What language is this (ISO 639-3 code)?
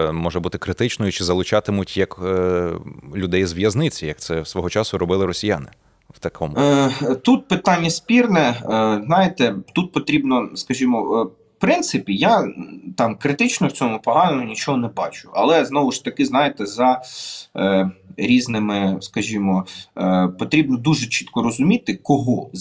ukr